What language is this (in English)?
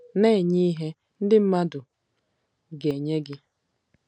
Igbo